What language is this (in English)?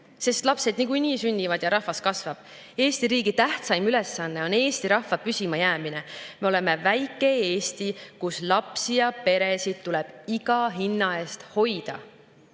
Estonian